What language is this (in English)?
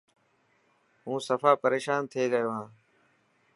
Dhatki